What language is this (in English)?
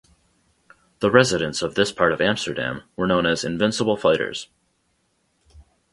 English